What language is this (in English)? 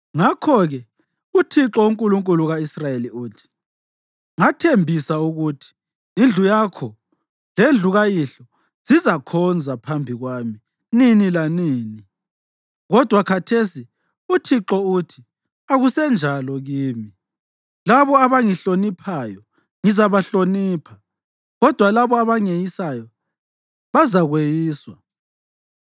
North Ndebele